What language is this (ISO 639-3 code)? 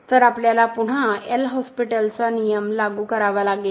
mar